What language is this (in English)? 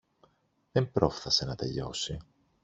Greek